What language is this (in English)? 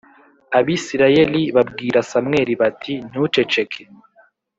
Kinyarwanda